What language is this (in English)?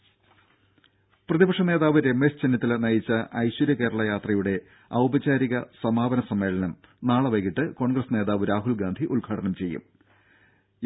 Malayalam